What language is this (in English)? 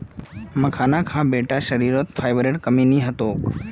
Magahi